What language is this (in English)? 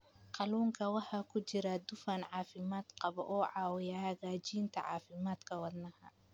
Somali